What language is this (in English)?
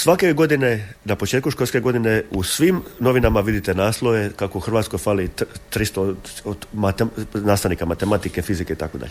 Croatian